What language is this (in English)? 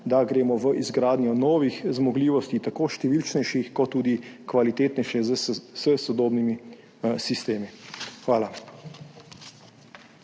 Slovenian